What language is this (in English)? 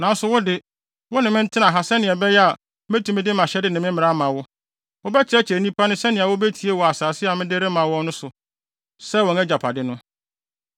Akan